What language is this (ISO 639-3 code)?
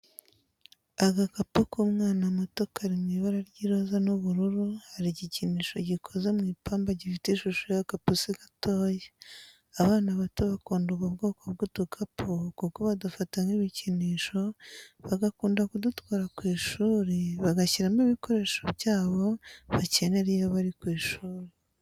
kin